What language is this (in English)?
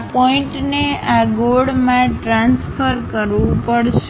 Gujarati